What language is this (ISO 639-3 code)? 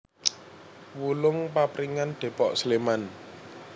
jav